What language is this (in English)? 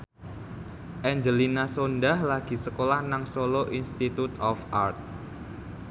Javanese